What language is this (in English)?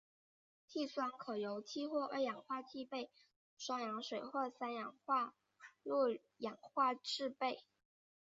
Chinese